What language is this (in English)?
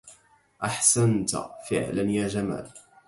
Arabic